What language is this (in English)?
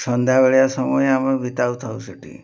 Odia